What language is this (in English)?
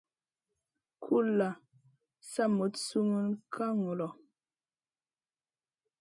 Masana